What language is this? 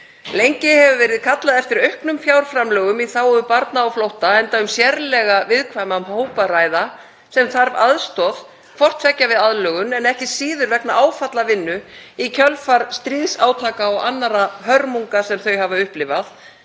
Icelandic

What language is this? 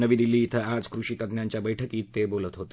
Marathi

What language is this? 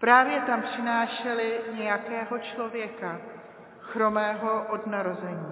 Czech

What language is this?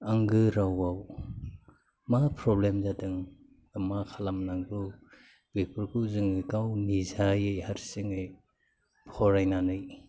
Bodo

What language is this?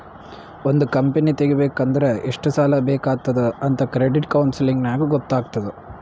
Kannada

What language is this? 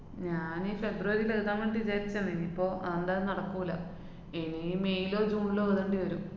Malayalam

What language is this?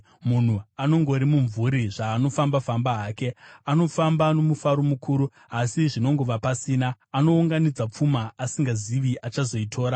Shona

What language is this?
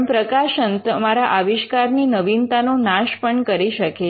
Gujarati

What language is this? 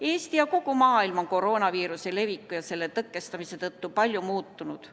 Estonian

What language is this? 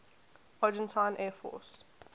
English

